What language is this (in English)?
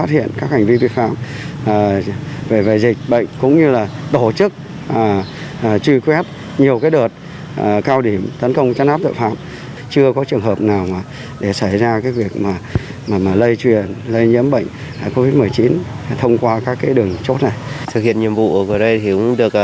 Vietnamese